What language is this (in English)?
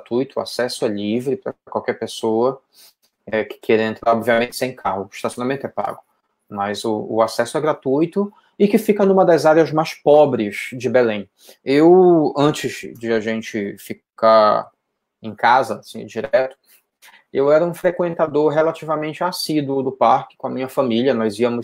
Portuguese